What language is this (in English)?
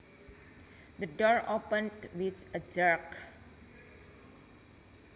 Javanese